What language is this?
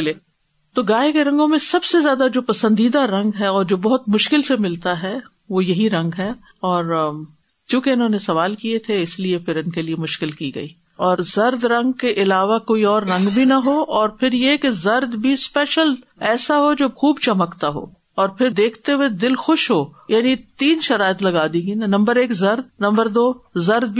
Urdu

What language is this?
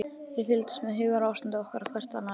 Icelandic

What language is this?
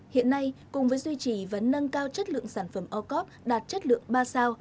Vietnamese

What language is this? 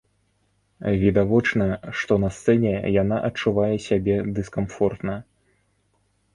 Belarusian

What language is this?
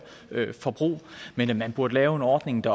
Danish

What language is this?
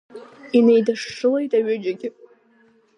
Abkhazian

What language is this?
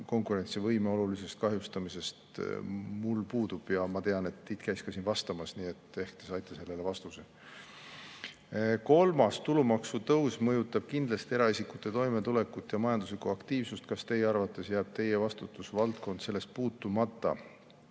Estonian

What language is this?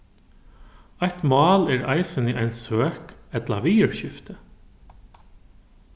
Faroese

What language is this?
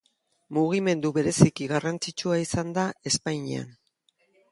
Basque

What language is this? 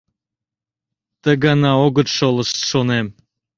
Mari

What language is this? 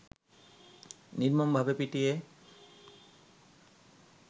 Bangla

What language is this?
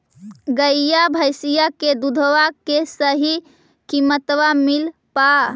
Magahi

